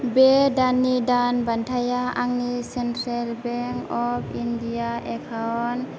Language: Bodo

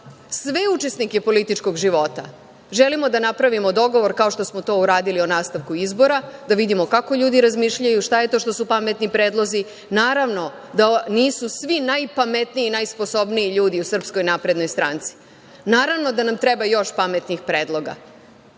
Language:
Serbian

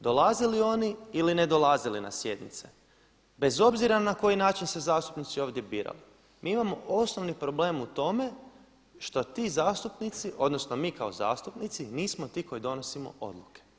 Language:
Croatian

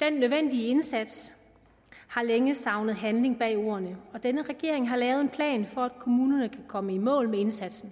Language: Danish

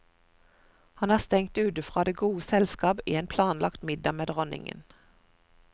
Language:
Norwegian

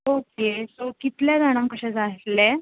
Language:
Konkani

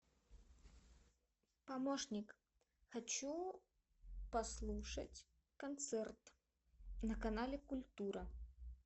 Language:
Russian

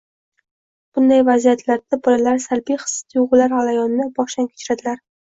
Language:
Uzbek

